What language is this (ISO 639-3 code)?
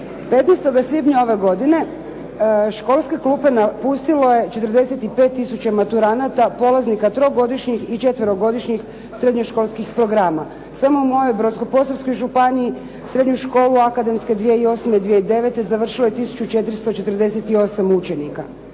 hrv